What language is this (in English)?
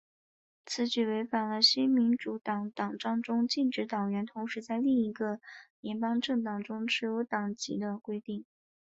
Chinese